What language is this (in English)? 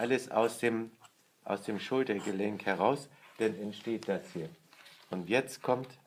German